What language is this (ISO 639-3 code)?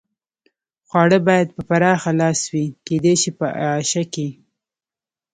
pus